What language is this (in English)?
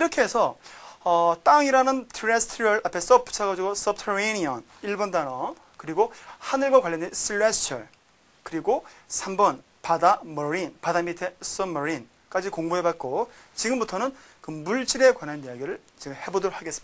Korean